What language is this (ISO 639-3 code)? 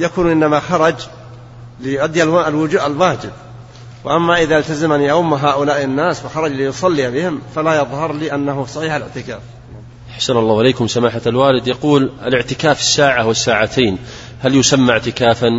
ara